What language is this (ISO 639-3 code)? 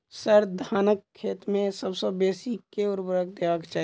mai